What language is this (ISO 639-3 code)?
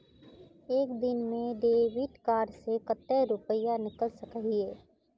mag